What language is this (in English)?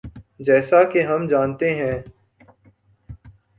Urdu